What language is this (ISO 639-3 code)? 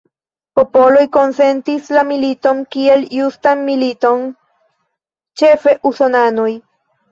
epo